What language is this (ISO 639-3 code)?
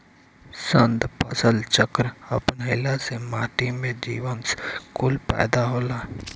bho